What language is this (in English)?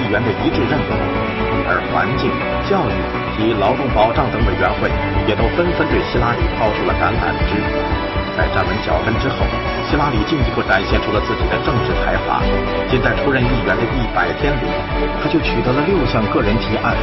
Chinese